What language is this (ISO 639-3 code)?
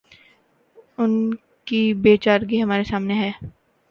urd